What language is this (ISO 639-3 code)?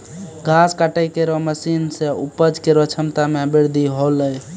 mai